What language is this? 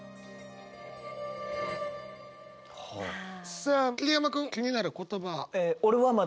Japanese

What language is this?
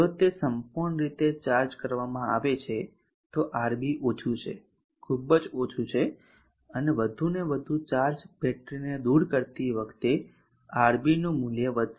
Gujarati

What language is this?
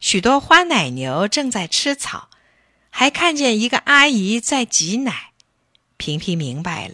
Chinese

